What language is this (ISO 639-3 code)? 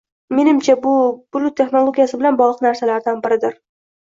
uzb